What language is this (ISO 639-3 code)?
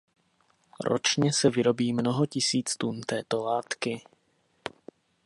ces